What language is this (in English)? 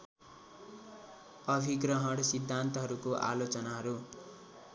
Nepali